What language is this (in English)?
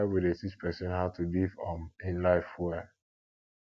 Nigerian Pidgin